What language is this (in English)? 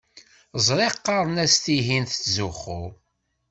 Kabyle